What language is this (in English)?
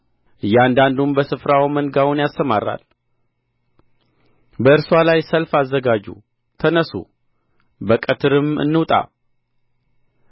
Amharic